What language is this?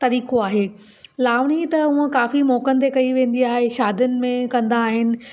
Sindhi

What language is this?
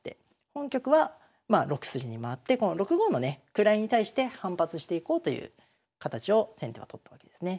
Japanese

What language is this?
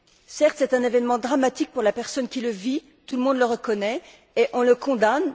French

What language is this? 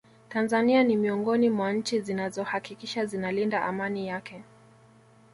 Swahili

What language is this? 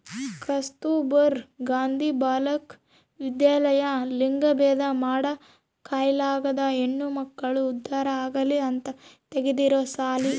Kannada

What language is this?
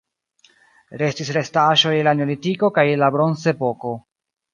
Esperanto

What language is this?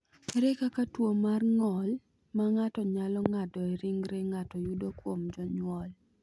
Luo (Kenya and Tanzania)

